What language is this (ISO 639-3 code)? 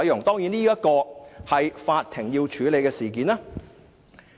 yue